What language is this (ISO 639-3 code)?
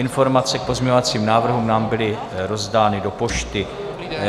ces